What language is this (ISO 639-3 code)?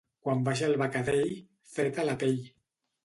cat